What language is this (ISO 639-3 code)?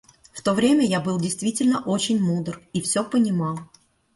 rus